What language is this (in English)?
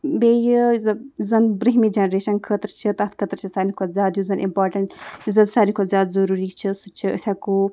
Kashmiri